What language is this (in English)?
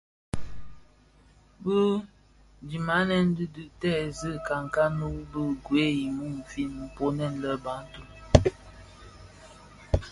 Bafia